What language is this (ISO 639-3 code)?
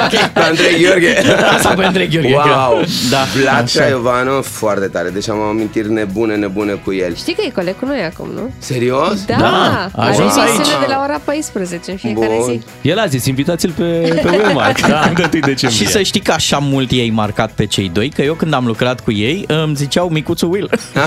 ron